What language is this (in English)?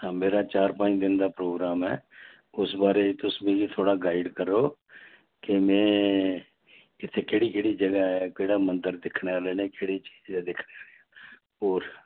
Dogri